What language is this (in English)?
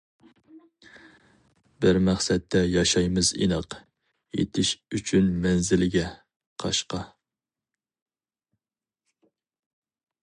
Uyghur